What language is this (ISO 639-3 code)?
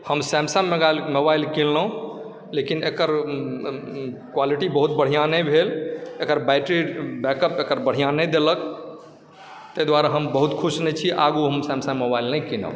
mai